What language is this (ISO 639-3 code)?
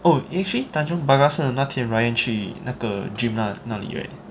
eng